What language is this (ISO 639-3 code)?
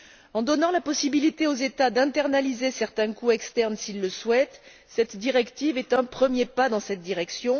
fra